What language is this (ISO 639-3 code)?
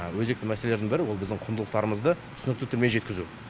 kaz